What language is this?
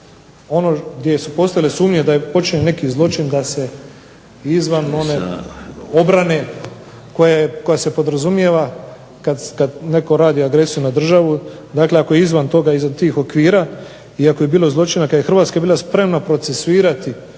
Croatian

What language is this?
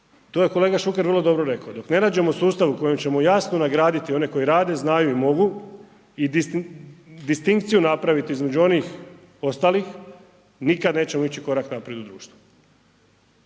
Croatian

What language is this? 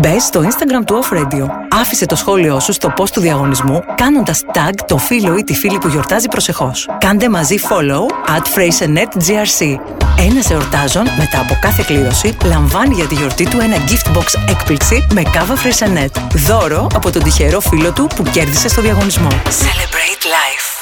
Greek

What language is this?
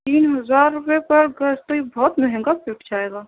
Urdu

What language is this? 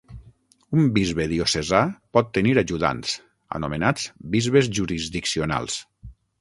Catalan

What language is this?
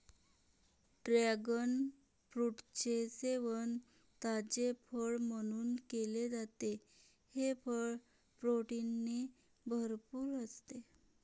Marathi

